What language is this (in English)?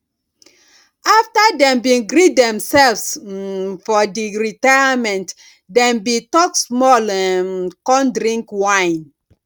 Nigerian Pidgin